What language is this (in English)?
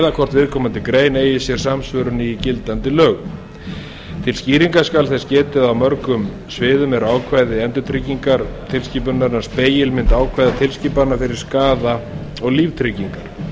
Icelandic